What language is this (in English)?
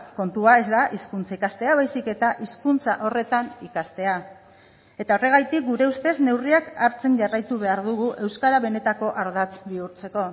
Basque